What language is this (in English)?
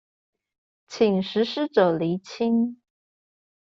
Chinese